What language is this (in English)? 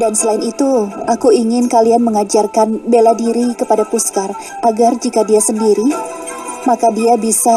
Indonesian